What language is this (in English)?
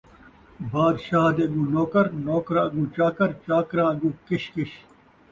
Saraiki